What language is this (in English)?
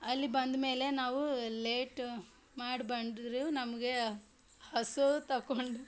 Kannada